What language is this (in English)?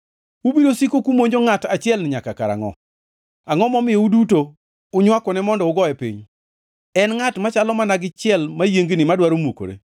Luo (Kenya and Tanzania)